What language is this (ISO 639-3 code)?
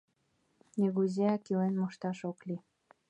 chm